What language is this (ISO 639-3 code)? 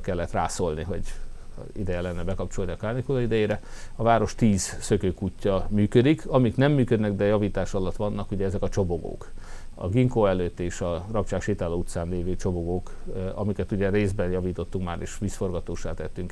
hun